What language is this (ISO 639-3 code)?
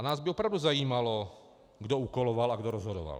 ces